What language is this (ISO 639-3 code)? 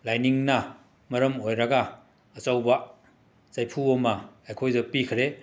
mni